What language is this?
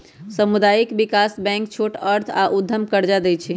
Magahi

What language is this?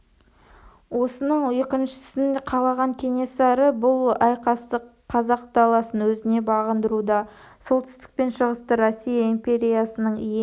Kazakh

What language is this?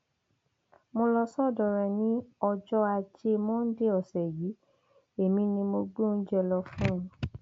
Yoruba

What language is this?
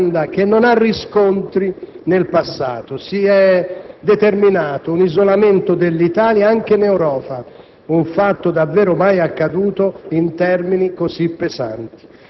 Italian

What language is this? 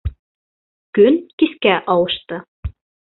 Bashkir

